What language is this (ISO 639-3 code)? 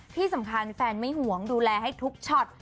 tha